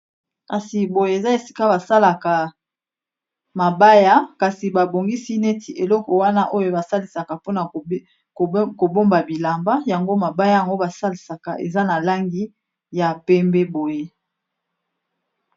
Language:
Lingala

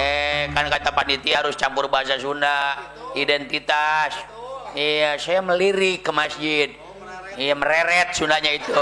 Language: Indonesian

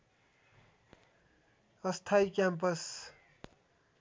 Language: Nepali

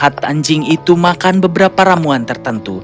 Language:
Indonesian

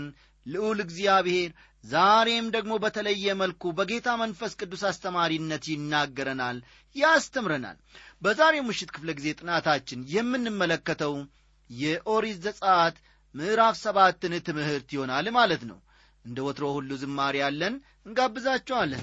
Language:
Amharic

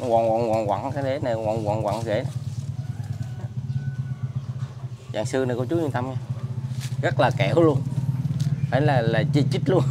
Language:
Vietnamese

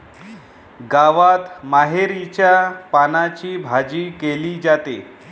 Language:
Marathi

